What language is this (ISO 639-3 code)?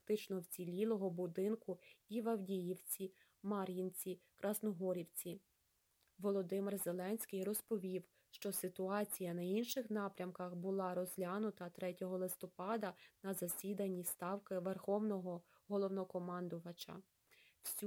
ukr